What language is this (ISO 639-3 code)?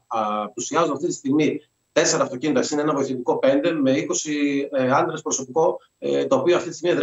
ell